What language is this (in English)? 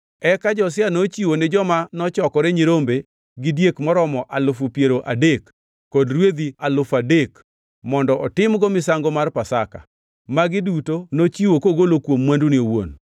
Luo (Kenya and Tanzania)